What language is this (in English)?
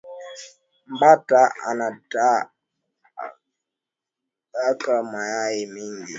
Swahili